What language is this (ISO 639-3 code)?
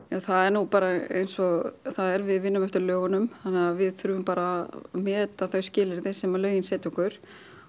isl